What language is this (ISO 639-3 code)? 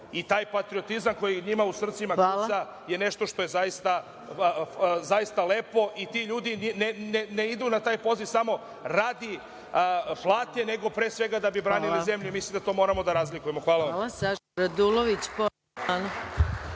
srp